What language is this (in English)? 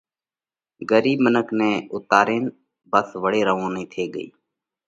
Parkari Koli